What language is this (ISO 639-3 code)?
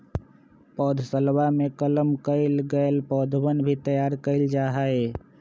mag